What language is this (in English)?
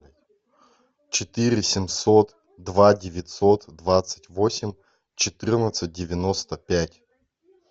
Russian